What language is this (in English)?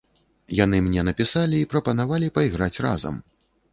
Belarusian